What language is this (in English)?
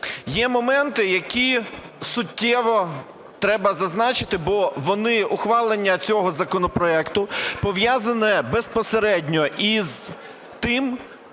Ukrainian